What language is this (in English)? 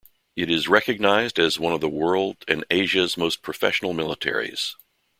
English